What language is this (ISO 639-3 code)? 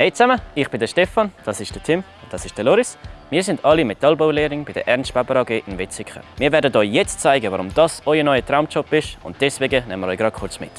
deu